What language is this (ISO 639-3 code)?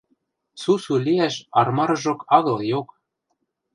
mrj